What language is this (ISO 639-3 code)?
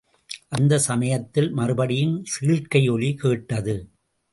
tam